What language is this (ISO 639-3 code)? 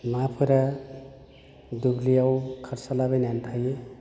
brx